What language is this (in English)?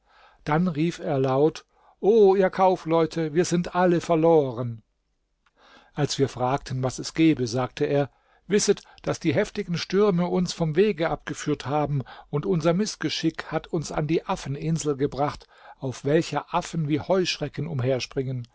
German